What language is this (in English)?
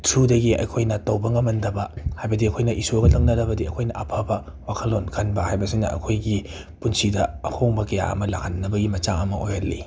Manipuri